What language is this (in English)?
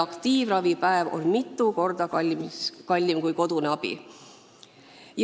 Estonian